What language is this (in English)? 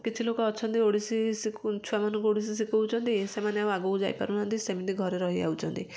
Odia